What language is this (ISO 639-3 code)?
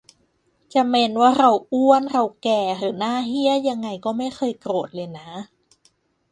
tha